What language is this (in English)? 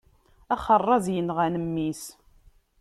Kabyle